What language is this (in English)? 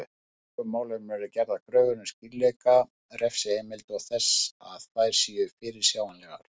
Icelandic